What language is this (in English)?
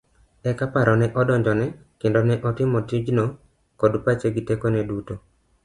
Luo (Kenya and Tanzania)